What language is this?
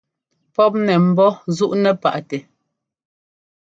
Ngomba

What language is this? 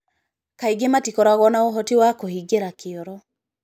Kikuyu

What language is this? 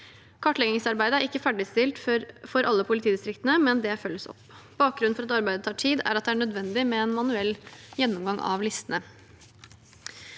Norwegian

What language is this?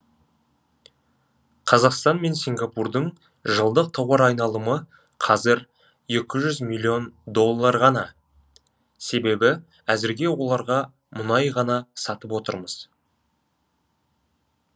Kazakh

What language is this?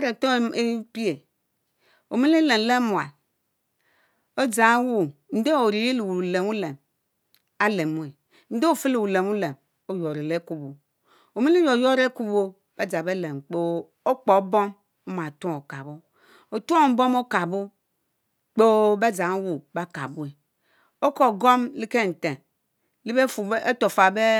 Mbe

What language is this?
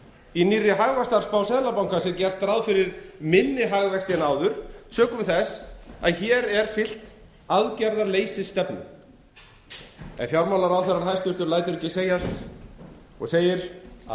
Icelandic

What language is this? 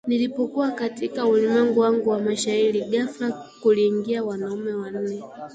Swahili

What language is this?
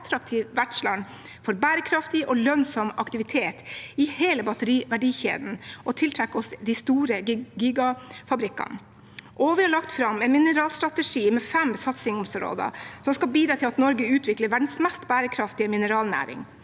Norwegian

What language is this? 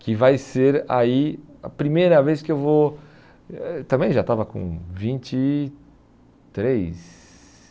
Portuguese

